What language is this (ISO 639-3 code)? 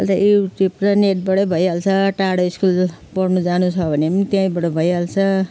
nep